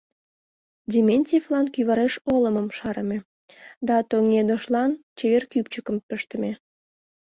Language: Mari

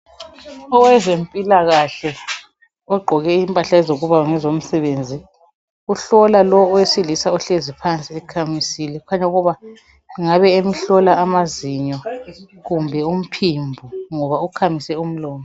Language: North Ndebele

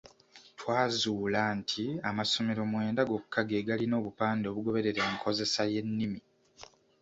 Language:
Ganda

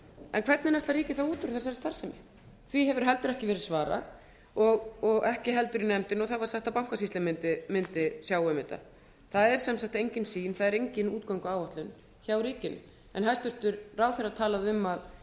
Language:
Icelandic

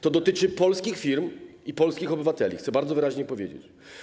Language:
Polish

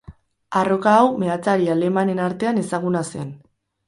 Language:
Basque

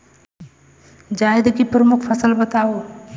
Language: Hindi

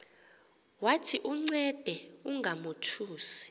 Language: Xhosa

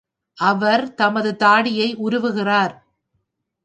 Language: Tamil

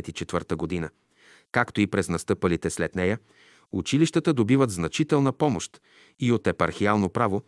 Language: Bulgarian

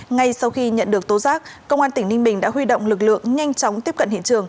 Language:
Vietnamese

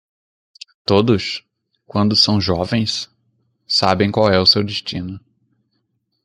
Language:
Portuguese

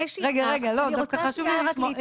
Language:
Hebrew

